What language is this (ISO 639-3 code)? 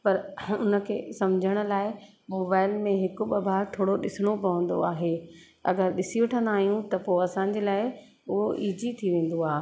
snd